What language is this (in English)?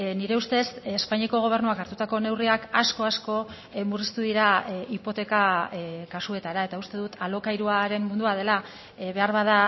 Basque